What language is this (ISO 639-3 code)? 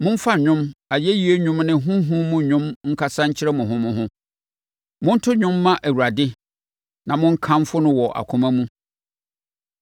aka